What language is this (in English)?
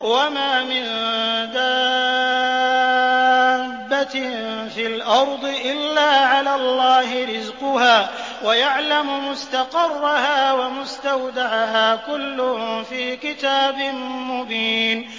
Arabic